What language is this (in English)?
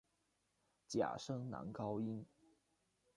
Chinese